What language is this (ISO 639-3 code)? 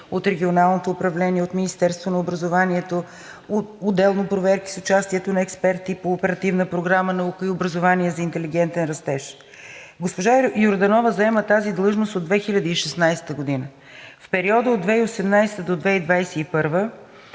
bul